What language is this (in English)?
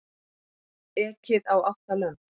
Icelandic